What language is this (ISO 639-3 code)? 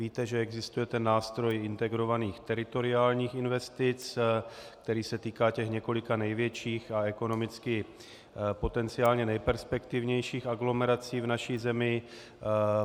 ces